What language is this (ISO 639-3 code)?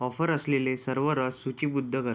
mar